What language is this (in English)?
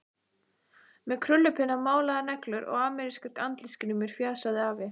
Icelandic